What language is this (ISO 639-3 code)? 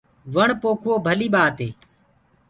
ggg